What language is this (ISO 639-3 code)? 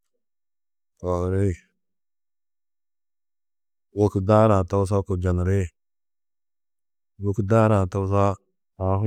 tuq